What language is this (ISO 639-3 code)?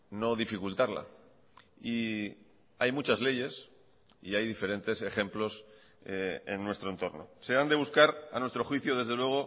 spa